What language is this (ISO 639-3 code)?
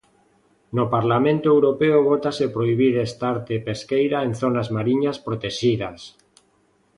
glg